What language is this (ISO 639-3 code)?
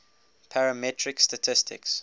eng